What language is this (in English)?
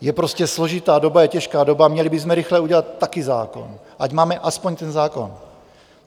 Czech